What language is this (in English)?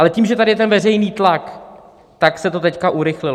Czech